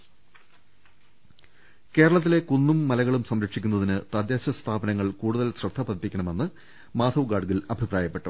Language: Malayalam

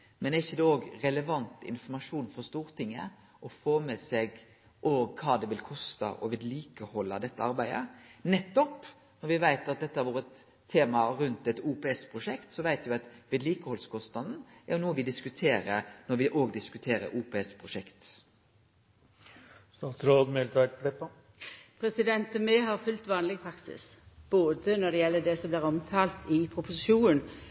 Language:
Norwegian Nynorsk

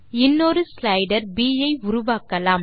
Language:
Tamil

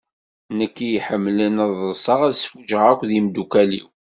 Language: Kabyle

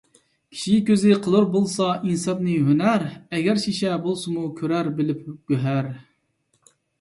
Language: Uyghur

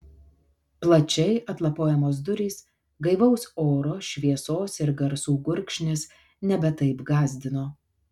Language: Lithuanian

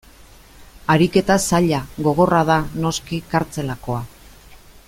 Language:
Basque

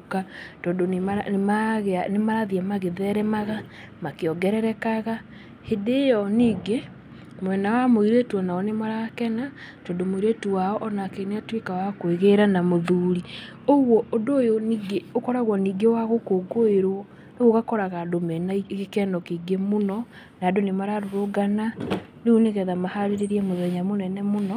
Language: Kikuyu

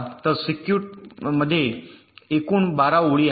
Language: Marathi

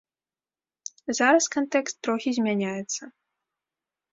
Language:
Belarusian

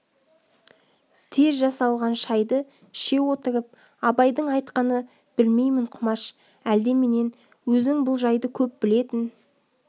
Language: Kazakh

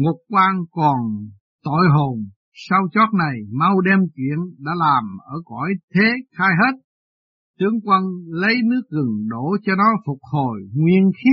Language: Vietnamese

